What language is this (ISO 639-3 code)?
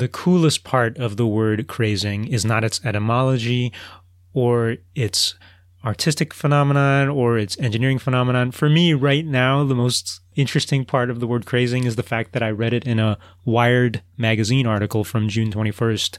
eng